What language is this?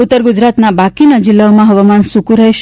Gujarati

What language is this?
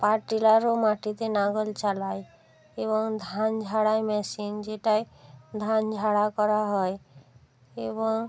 Bangla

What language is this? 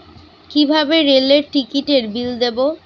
Bangla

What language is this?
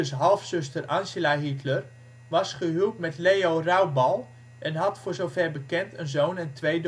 Dutch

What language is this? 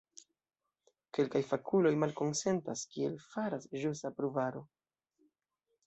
Esperanto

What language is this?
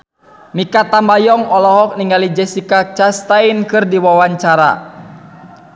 Sundanese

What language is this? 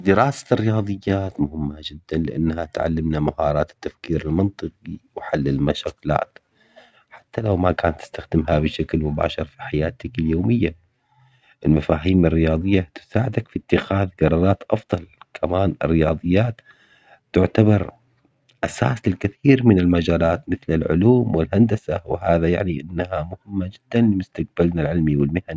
Omani Arabic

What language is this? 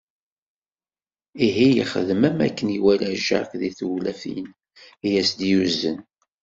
Kabyle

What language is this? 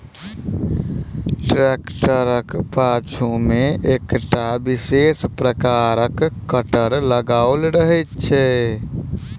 Maithili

